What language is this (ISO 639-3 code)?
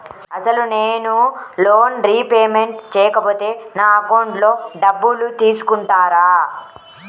tel